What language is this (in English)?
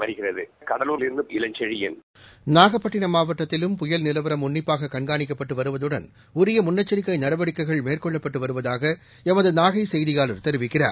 Tamil